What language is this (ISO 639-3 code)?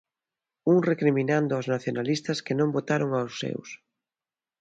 glg